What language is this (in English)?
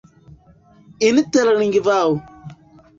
Esperanto